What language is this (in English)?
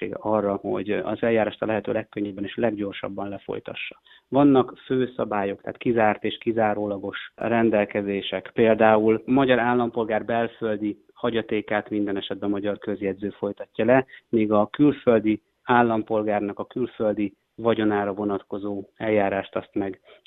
Hungarian